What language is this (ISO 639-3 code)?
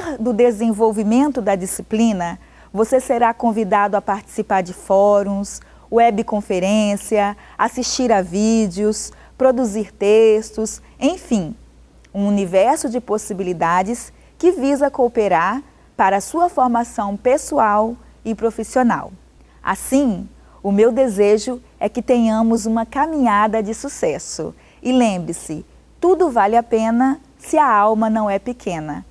por